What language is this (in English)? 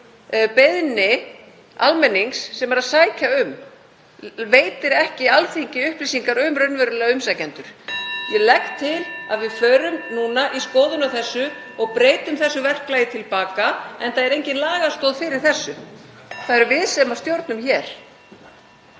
Icelandic